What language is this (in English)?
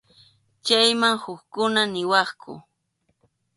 Arequipa-La Unión Quechua